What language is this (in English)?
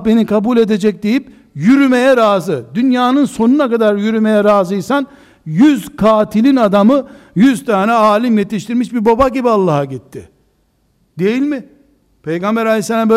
Turkish